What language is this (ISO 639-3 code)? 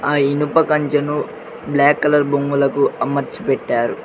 tel